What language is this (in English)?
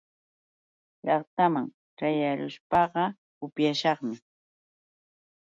Yauyos Quechua